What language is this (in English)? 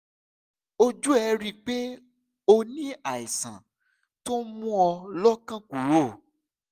Yoruba